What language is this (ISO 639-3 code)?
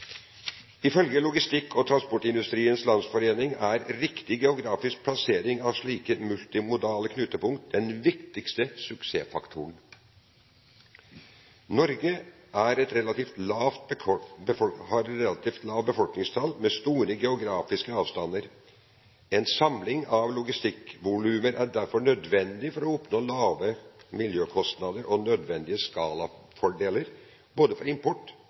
nob